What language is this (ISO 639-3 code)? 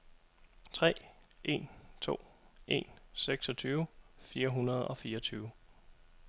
dan